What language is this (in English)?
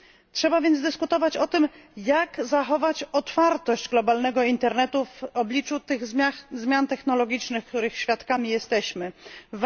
Polish